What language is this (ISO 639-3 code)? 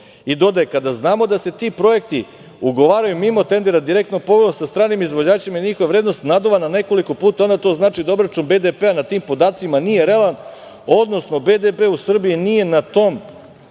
srp